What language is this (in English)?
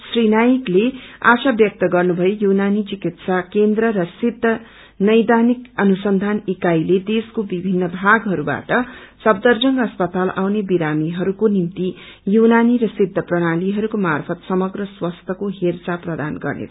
Nepali